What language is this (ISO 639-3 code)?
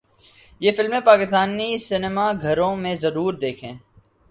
urd